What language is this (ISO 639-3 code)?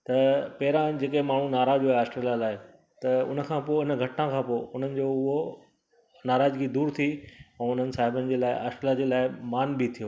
snd